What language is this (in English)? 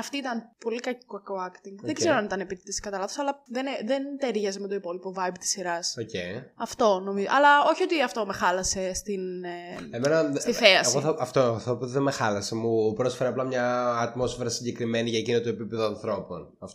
Greek